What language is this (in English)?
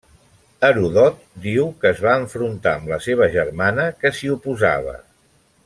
Catalan